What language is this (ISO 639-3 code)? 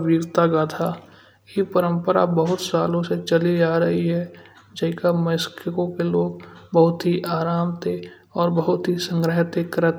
bjj